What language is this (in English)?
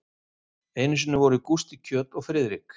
Icelandic